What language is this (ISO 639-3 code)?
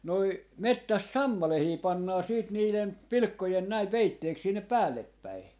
fin